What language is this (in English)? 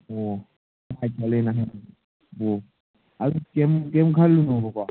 Manipuri